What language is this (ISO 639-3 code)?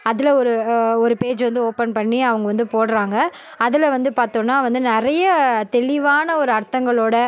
tam